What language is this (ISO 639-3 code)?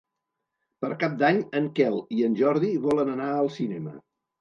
cat